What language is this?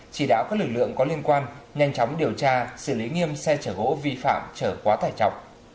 Vietnamese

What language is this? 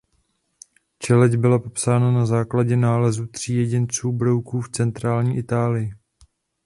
Czech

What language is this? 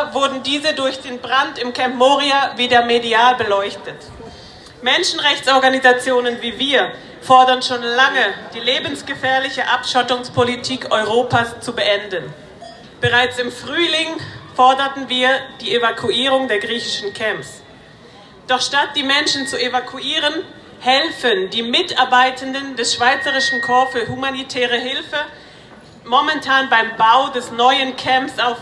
German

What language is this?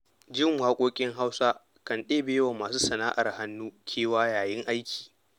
Hausa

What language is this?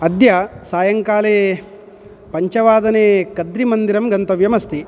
Sanskrit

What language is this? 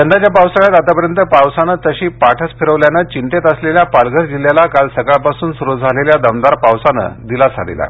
Marathi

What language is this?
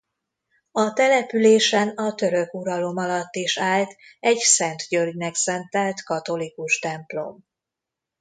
Hungarian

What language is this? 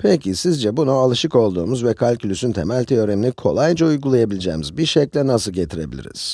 Turkish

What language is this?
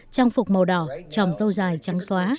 Vietnamese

